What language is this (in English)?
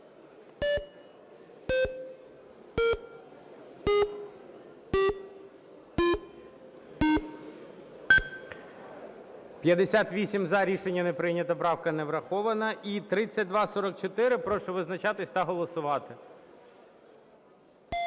Ukrainian